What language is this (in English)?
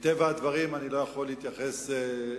Hebrew